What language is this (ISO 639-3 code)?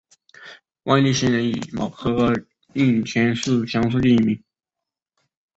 zho